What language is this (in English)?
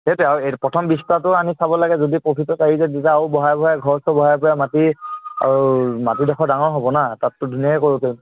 Assamese